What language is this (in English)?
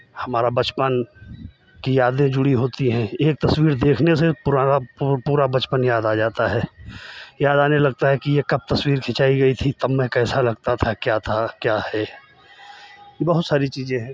Hindi